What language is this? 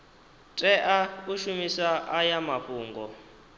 Venda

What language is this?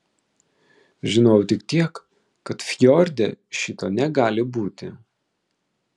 Lithuanian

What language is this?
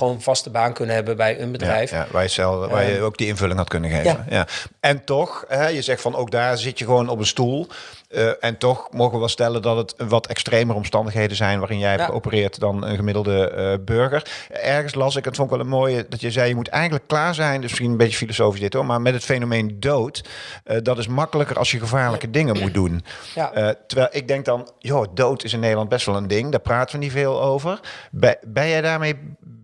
Dutch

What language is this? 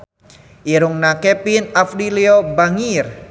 Sundanese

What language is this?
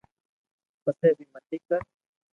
Loarki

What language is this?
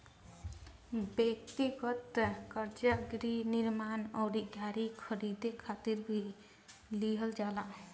Bhojpuri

